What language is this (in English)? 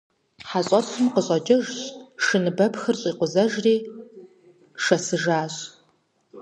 Kabardian